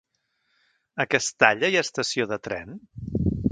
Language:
Catalan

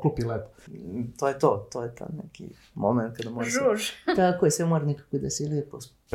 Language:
Croatian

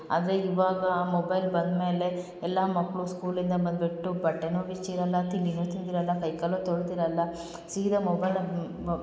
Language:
Kannada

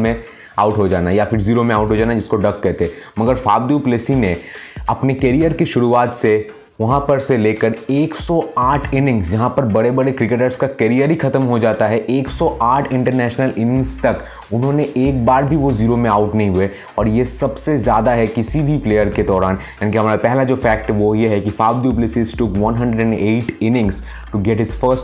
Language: Hindi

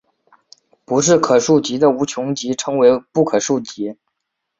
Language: Chinese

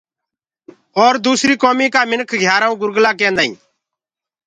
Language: Gurgula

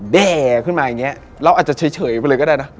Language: Thai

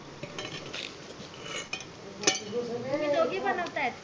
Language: Marathi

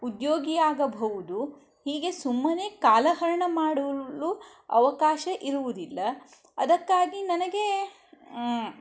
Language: Kannada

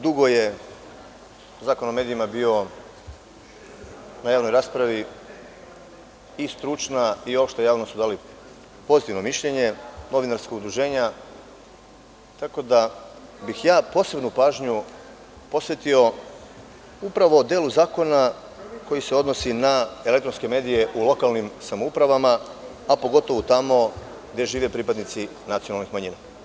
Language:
Serbian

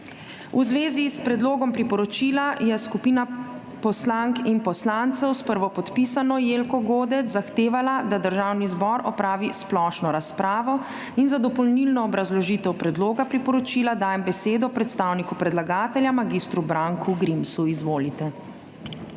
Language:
Slovenian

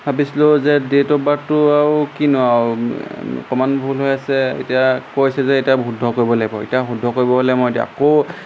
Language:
Assamese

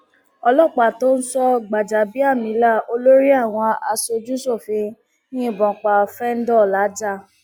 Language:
Yoruba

